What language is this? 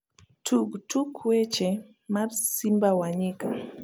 Luo (Kenya and Tanzania)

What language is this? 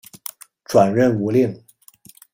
Chinese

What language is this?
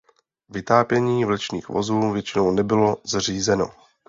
Czech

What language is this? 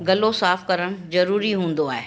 Sindhi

